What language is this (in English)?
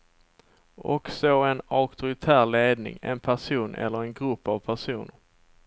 Swedish